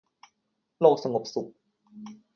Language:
Thai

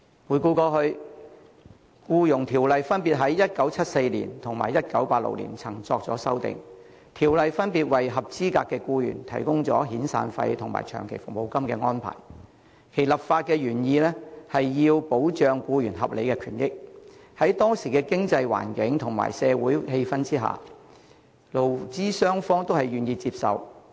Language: Cantonese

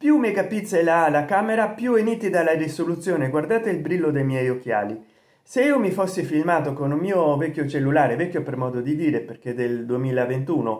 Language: Italian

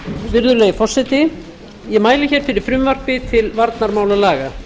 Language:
Icelandic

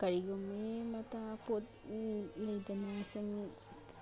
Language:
Manipuri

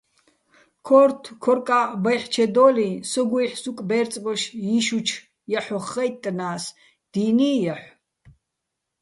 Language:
Bats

